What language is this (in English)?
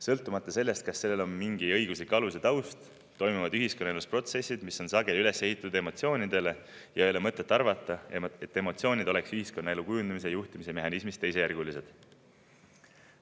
Estonian